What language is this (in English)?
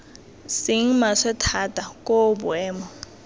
Tswana